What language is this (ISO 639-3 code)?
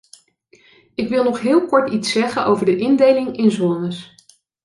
nld